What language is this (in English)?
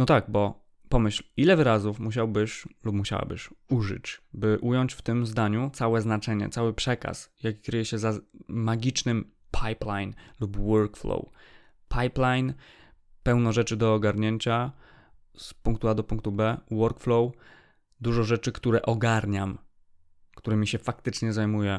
Polish